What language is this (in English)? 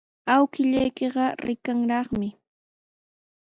Sihuas Ancash Quechua